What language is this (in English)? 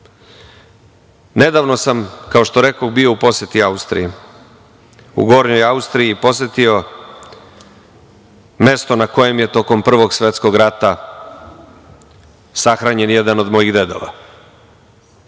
Serbian